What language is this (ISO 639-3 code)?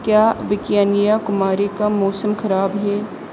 urd